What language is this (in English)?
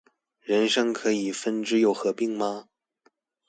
Chinese